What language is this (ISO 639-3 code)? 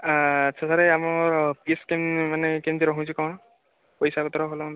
ori